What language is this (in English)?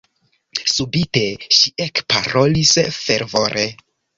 Esperanto